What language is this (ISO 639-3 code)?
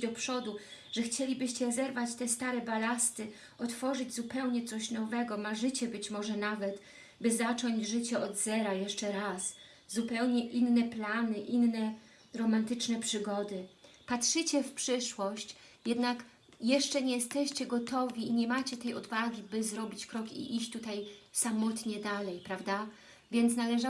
pol